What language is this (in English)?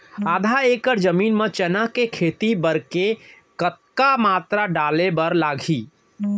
Chhattisgarhi